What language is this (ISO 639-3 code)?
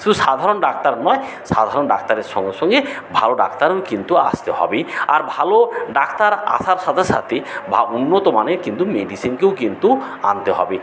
ben